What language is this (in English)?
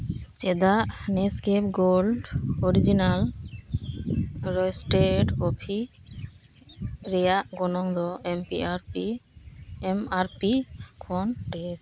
Santali